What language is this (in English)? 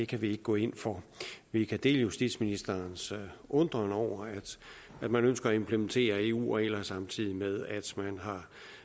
Danish